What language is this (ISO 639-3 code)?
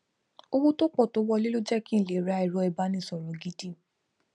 yor